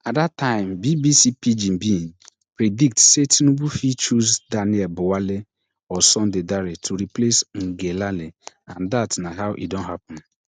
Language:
Nigerian Pidgin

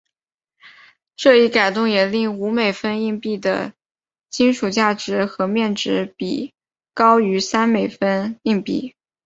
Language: Chinese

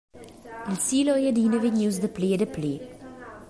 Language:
Romansh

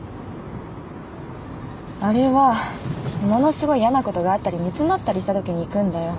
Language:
Japanese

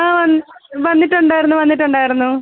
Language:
Malayalam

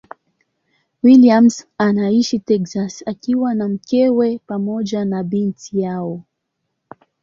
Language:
Swahili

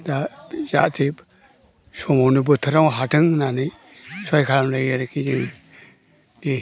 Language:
Bodo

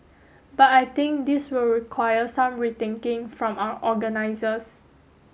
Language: English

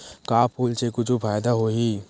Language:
Chhattisgarhi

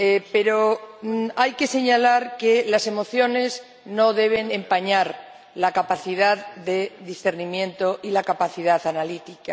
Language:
Spanish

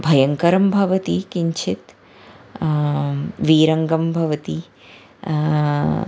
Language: Sanskrit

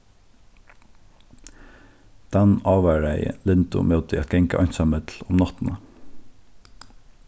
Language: Faroese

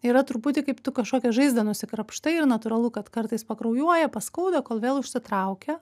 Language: Lithuanian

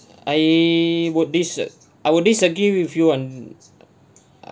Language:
English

